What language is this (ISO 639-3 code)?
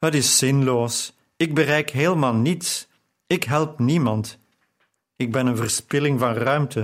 nld